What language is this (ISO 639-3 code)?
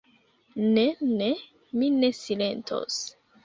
epo